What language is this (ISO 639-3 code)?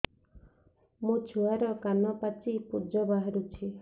ori